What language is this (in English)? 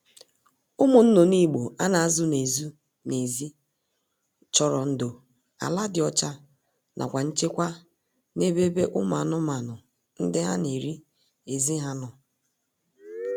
Igbo